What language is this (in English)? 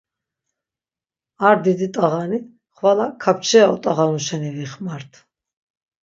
Laz